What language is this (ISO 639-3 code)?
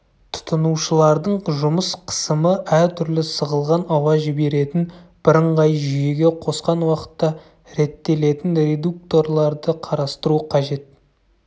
kaz